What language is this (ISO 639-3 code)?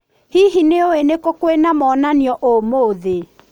kik